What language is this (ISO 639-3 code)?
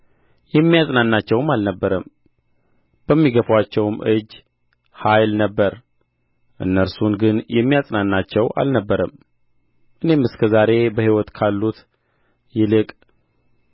amh